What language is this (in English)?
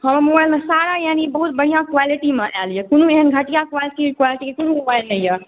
Maithili